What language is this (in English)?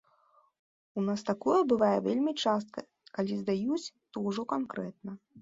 Belarusian